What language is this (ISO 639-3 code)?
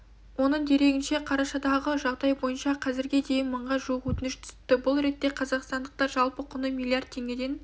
kaz